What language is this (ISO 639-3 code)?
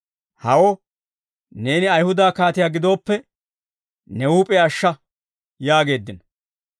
dwr